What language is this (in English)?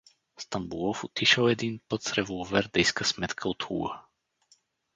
Bulgarian